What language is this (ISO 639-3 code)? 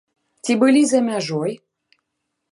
bel